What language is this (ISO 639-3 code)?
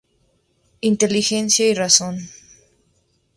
spa